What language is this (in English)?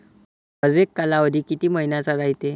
Marathi